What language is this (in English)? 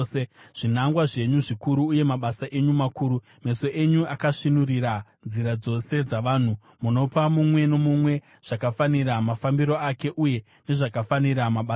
Shona